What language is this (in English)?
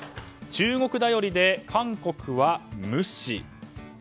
Japanese